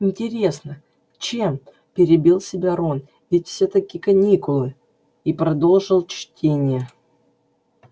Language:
Russian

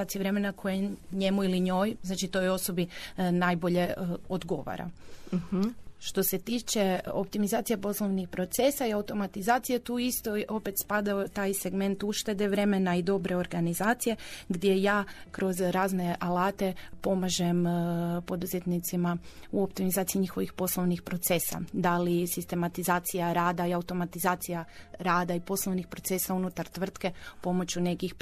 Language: Croatian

